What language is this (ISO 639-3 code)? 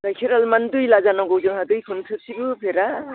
brx